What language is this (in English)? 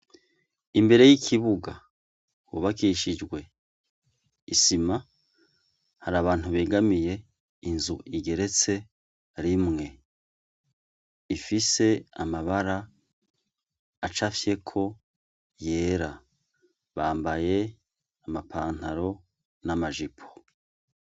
Rundi